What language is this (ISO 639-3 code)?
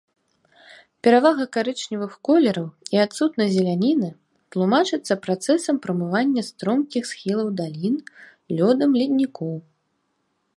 bel